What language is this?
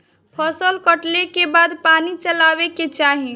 Bhojpuri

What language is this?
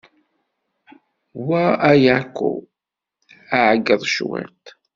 Kabyle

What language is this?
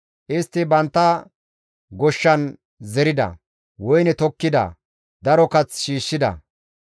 Gamo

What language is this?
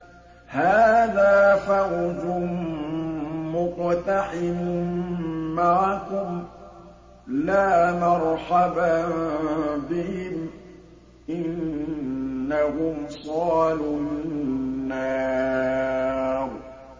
Arabic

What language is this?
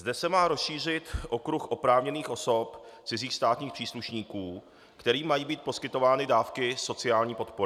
Czech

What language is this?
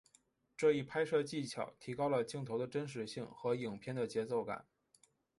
Chinese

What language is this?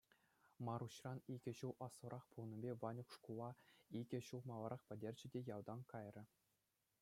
Chuvash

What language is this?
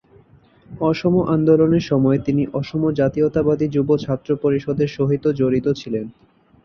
Bangla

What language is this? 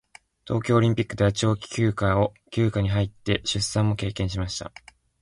Japanese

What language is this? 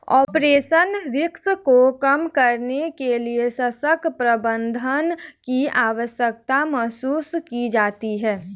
Hindi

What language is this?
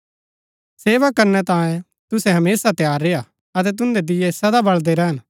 Gaddi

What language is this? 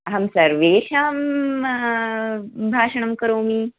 Sanskrit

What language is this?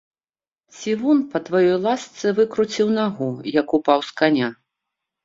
Belarusian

